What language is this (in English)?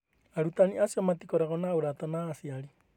Kikuyu